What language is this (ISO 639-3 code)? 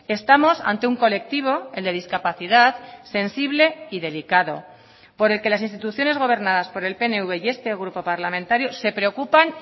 spa